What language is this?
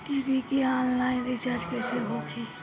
Bhojpuri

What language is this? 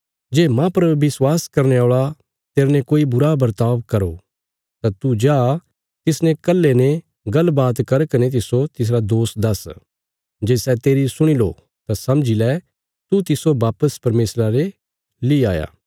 Bilaspuri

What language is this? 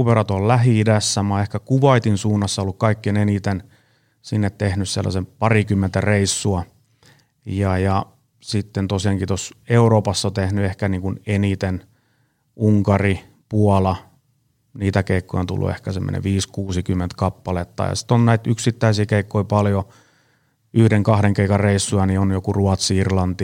Finnish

